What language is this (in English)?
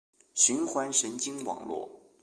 Chinese